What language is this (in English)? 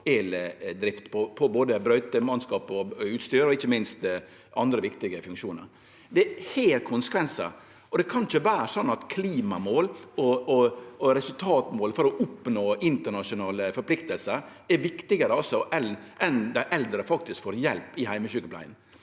Norwegian